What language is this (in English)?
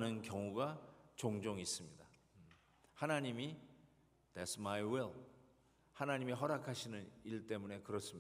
Korean